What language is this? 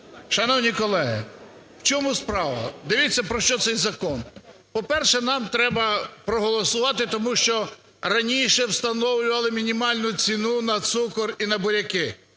Ukrainian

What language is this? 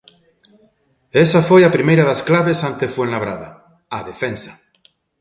Galician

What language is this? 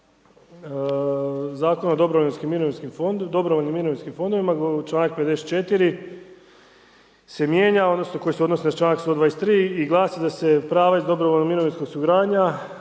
Croatian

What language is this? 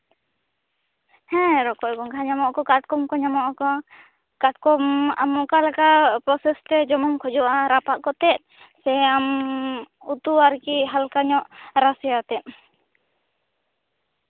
Santali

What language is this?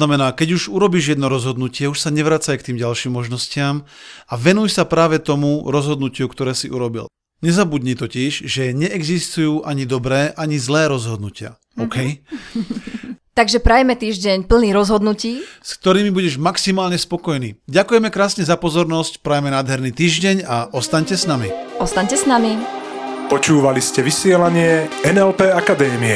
Slovak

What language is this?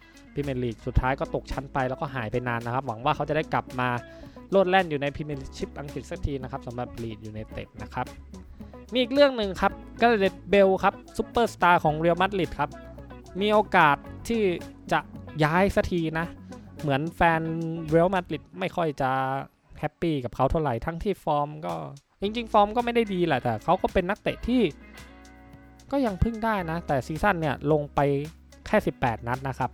Thai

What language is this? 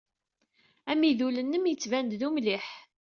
Kabyle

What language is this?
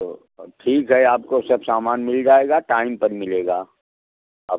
Hindi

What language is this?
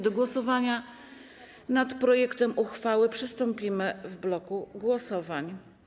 Polish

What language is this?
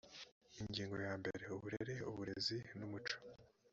Kinyarwanda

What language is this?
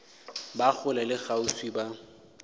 Northern Sotho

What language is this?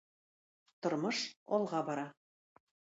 Tatar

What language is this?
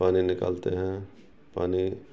Urdu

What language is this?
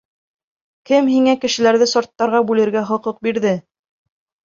Bashkir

